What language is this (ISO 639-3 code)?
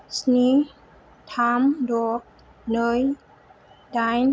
brx